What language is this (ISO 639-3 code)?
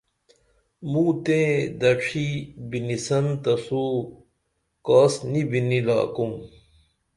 dml